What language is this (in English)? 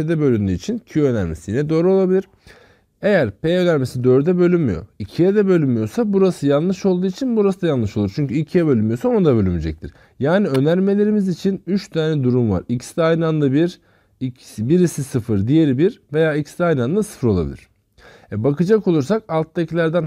Turkish